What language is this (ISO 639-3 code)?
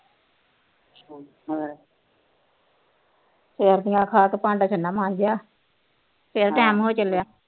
pan